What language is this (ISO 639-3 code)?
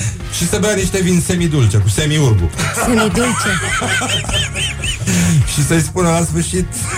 ron